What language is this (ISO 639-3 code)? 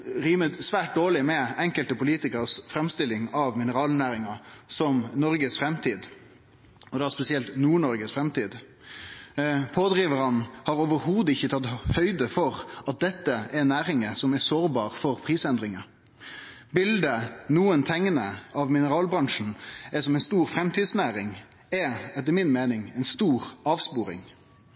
nno